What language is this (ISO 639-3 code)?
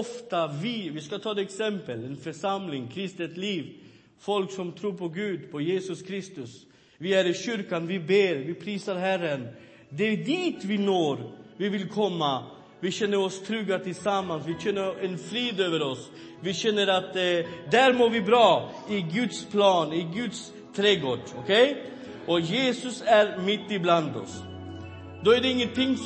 swe